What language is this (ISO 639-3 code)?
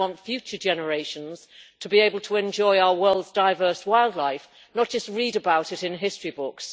eng